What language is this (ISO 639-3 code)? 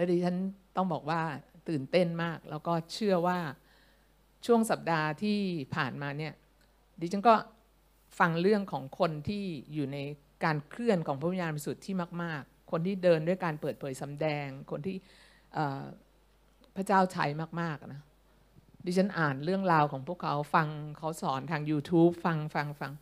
tha